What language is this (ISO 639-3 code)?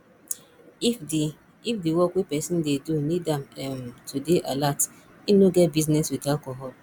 pcm